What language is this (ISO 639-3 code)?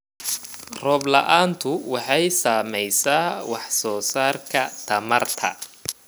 som